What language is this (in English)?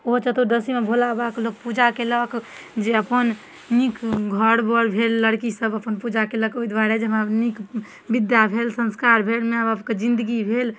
Maithili